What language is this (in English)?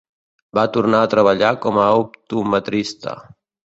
Catalan